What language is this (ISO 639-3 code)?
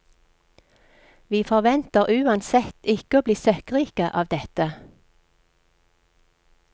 nor